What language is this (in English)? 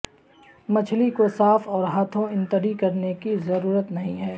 Urdu